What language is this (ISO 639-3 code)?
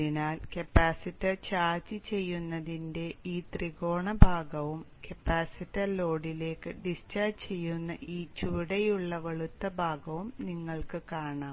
mal